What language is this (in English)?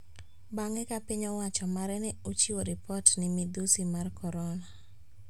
Luo (Kenya and Tanzania)